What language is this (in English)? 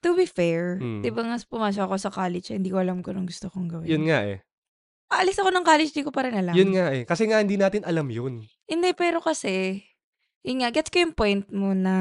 Filipino